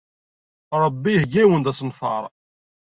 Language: Kabyle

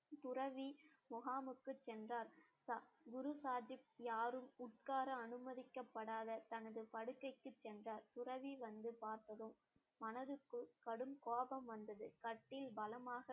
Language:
Tamil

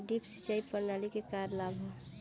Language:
Bhojpuri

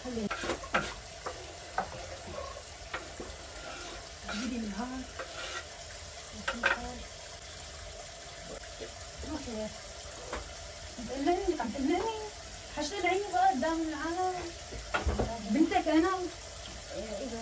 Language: Arabic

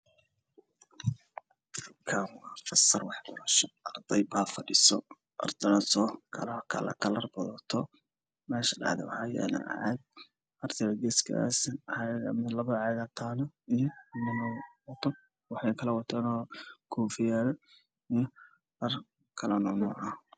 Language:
Somali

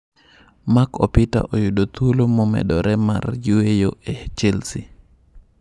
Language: Luo (Kenya and Tanzania)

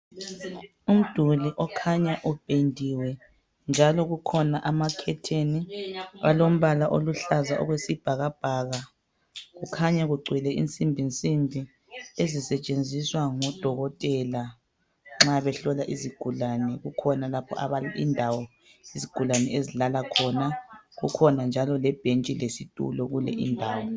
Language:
North Ndebele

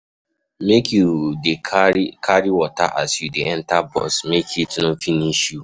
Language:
Nigerian Pidgin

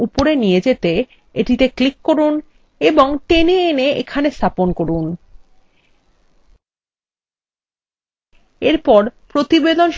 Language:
Bangla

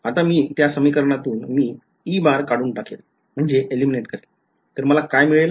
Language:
Marathi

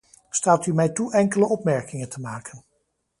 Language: Dutch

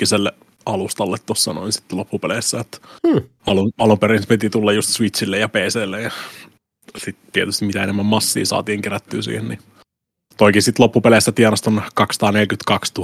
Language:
Finnish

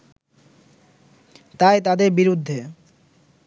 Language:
Bangla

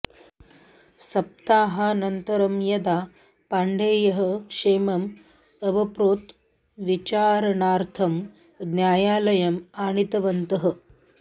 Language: Sanskrit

